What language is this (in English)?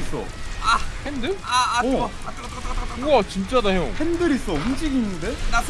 Korean